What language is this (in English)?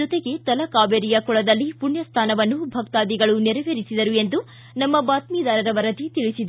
Kannada